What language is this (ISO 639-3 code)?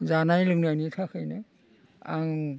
brx